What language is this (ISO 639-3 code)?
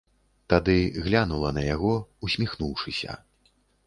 bel